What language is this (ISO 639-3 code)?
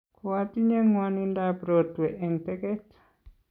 kln